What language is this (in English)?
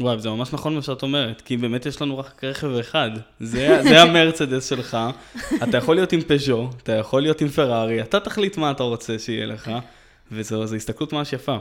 Hebrew